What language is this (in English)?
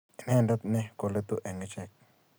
Kalenjin